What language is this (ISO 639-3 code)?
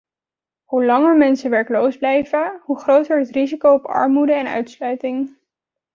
nld